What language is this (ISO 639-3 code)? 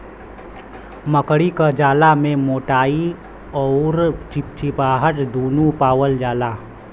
bho